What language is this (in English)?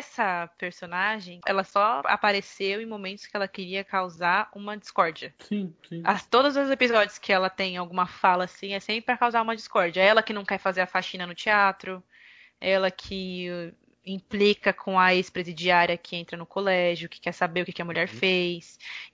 Portuguese